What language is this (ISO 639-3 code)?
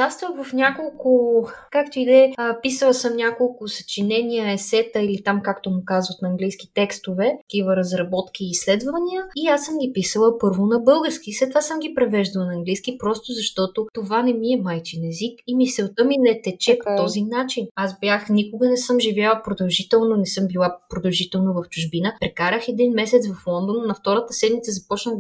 bul